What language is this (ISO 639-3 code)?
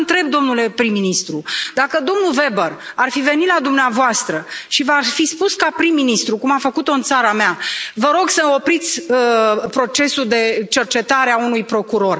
ron